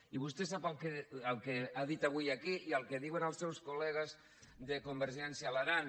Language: Catalan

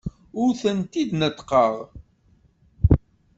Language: Kabyle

